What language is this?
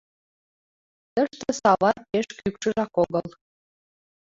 Mari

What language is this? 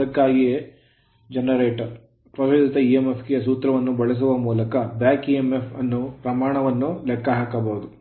Kannada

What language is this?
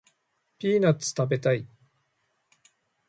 Japanese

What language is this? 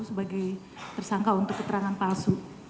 Indonesian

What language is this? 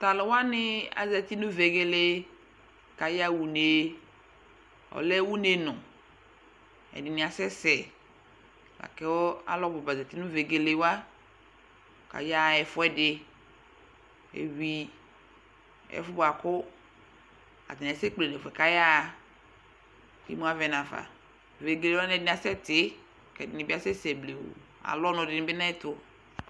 Ikposo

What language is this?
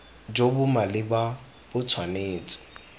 Tswana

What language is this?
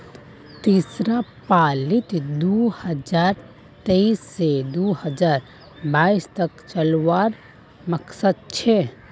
Magahi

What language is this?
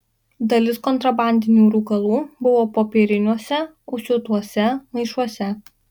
Lithuanian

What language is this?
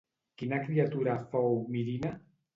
Catalan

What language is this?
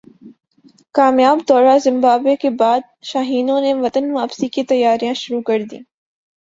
Urdu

